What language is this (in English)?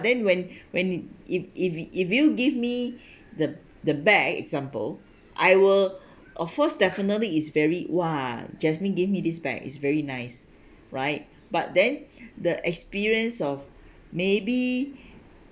English